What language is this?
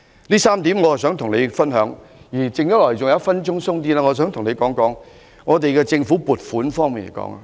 Cantonese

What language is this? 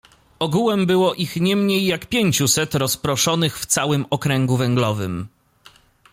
Polish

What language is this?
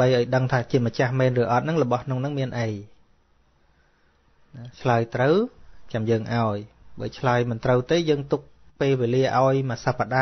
Vietnamese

